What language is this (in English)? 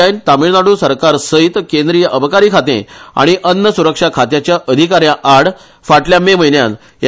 Konkani